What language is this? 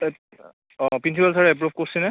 Assamese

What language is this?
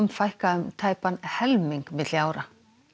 Icelandic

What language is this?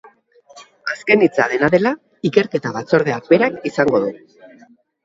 Basque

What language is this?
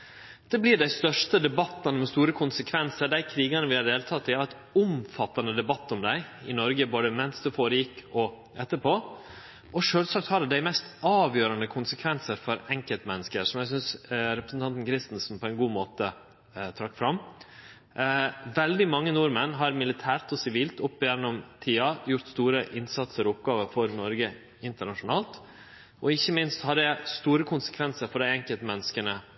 Norwegian Nynorsk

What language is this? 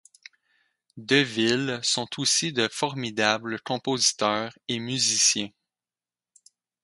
French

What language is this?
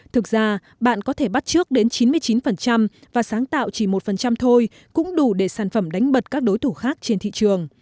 Vietnamese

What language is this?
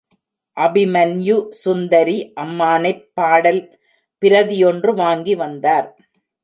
Tamil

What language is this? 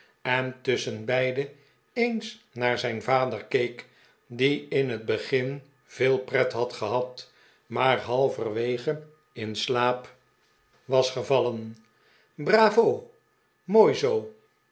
Dutch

